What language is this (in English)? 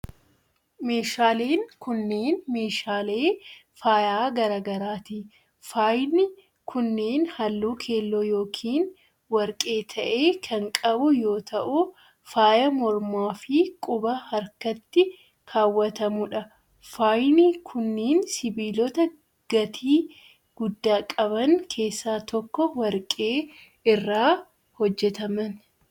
Oromo